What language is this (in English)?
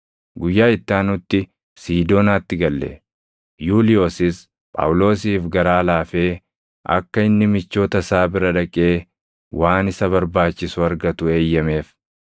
Oromo